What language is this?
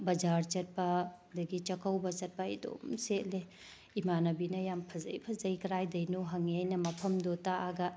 Manipuri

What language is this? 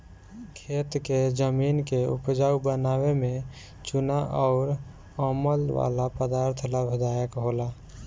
Bhojpuri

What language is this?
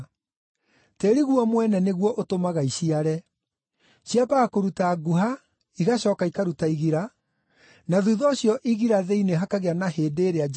Kikuyu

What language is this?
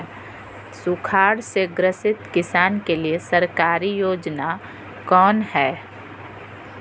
Magahi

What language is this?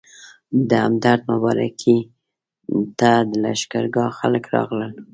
Pashto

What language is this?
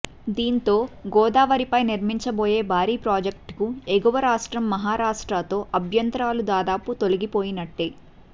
Telugu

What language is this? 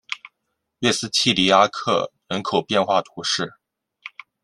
Chinese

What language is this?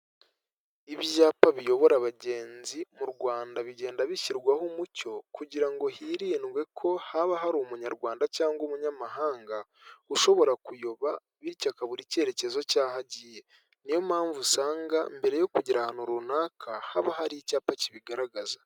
Kinyarwanda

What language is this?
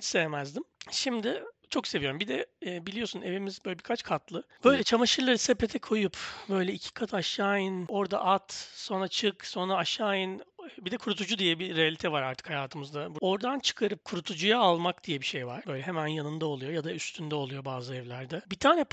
Turkish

